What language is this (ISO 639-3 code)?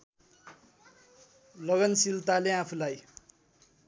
nep